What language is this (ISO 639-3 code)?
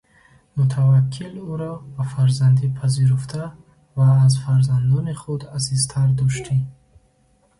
tgk